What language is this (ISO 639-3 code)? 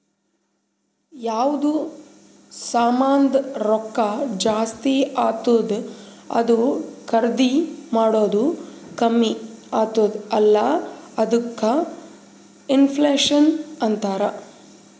kan